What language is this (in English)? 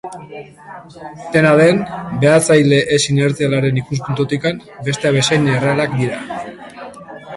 Basque